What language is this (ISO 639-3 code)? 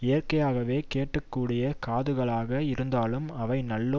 tam